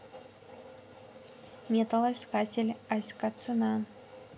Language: Russian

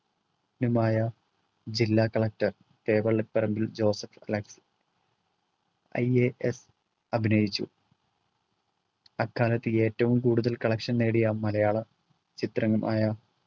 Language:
Malayalam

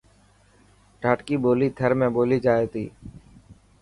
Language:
Dhatki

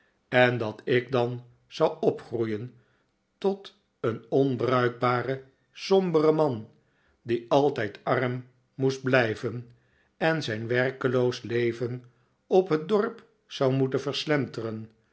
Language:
Dutch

